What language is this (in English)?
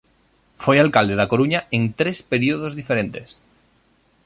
Galician